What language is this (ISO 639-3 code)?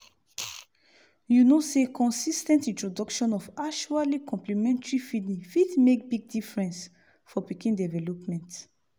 pcm